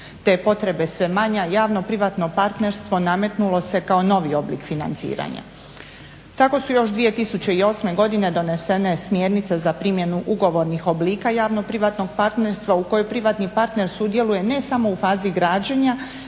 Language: Croatian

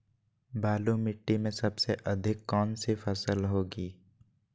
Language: Magahi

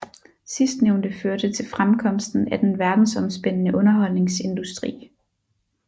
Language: Danish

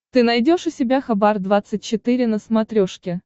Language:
Russian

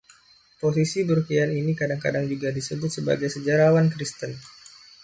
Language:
Indonesian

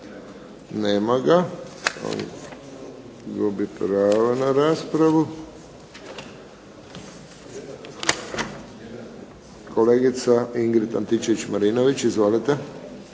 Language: Croatian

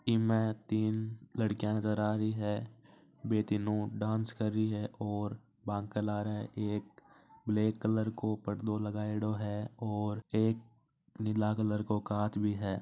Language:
Marwari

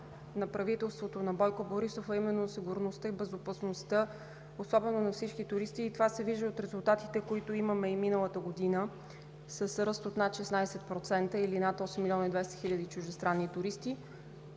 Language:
Bulgarian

